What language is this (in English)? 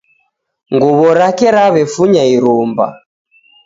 Taita